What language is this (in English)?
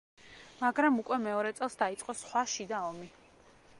Georgian